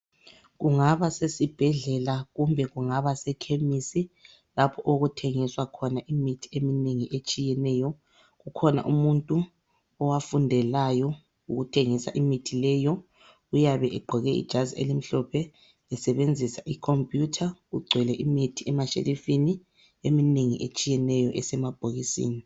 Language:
North Ndebele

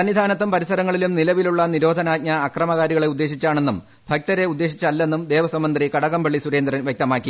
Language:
Malayalam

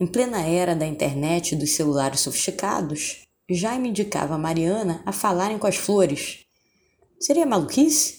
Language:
Portuguese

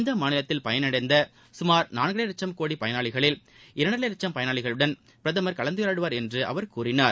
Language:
Tamil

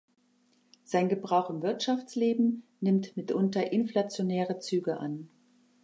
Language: German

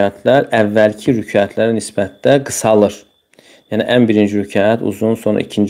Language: Turkish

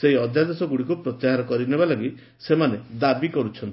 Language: Odia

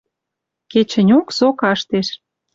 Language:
Western Mari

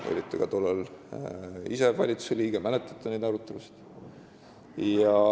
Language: Estonian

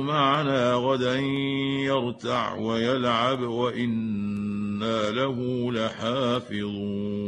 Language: Arabic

